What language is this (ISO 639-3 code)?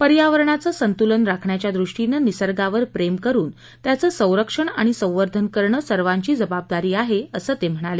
mar